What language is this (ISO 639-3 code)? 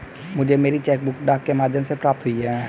hin